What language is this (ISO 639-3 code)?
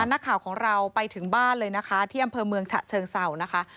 tha